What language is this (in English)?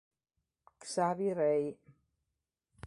Italian